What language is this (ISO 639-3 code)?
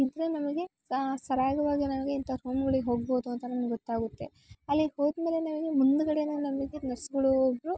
kan